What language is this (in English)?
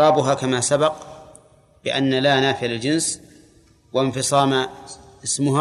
Arabic